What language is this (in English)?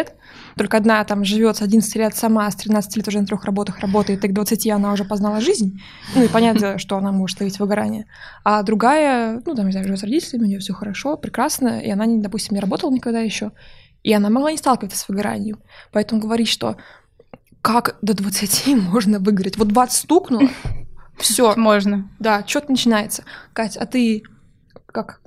Russian